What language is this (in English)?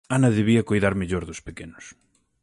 Galician